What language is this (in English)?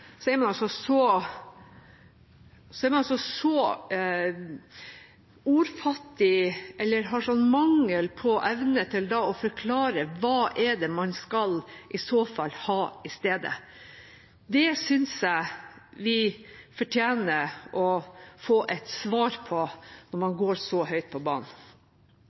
Norwegian Bokmål